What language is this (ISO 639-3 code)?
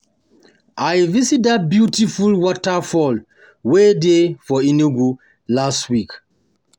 pcm